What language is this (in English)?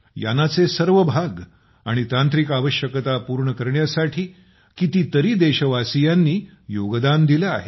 Marathi